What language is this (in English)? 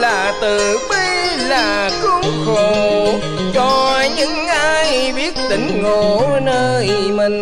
Vietnamese